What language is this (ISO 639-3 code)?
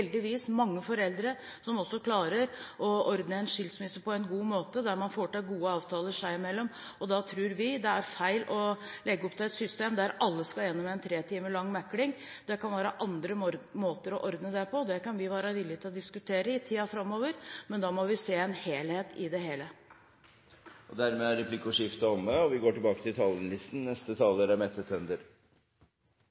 nor